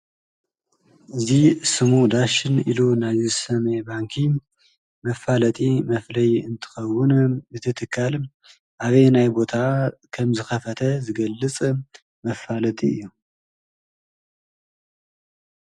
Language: Tigrinya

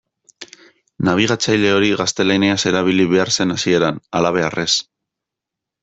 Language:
Basque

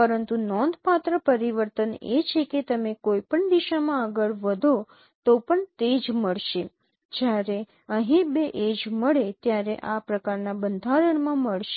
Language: Gujarati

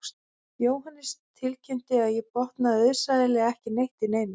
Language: Icelandic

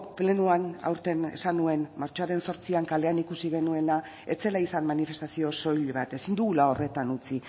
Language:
Basque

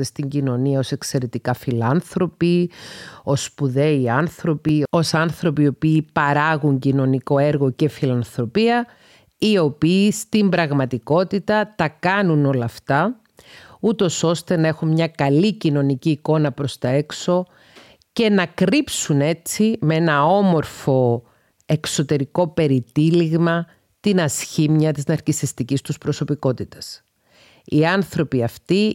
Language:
Greek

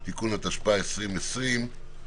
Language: Hebrew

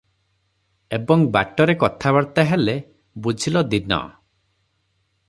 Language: Odia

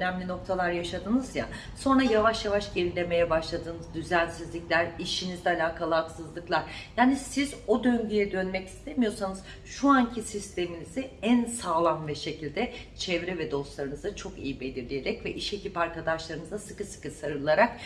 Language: Turkish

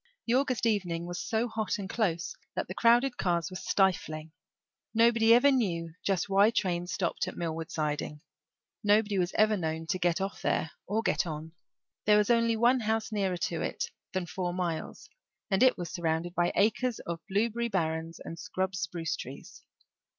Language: English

